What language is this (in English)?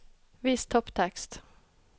Norwegian